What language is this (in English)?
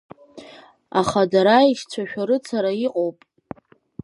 Abkhazian